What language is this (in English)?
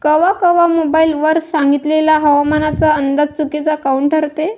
Marathi